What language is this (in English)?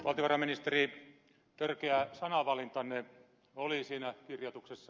Finnish